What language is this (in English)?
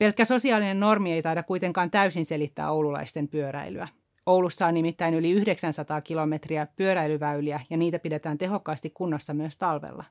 Finnish